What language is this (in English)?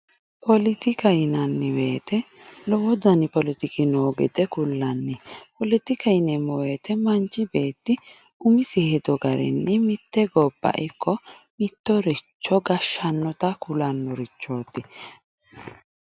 Sidamo